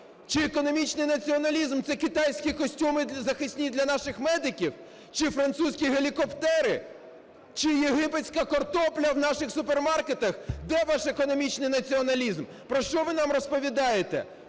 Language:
Ukrainian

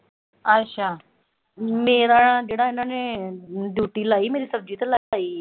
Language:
Punjabi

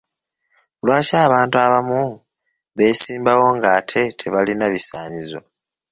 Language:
Ganda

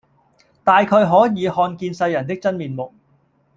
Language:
Cantonese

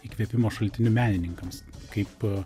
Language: Lithuanian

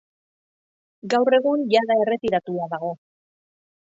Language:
Basque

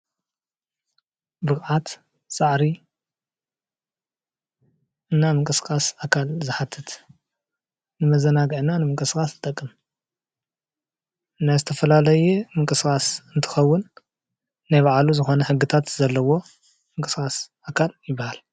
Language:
Tigrinya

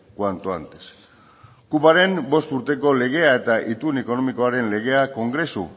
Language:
Basque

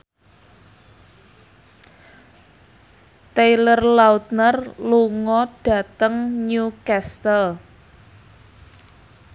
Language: Javanese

